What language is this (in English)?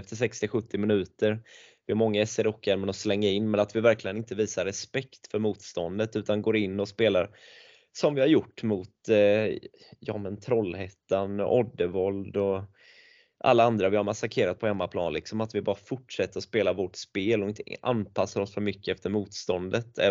Swedish